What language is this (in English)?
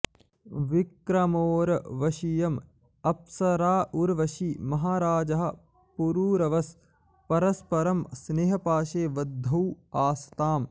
Sanskrit